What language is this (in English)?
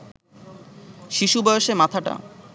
Bangla